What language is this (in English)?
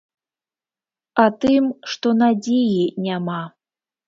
Belarusian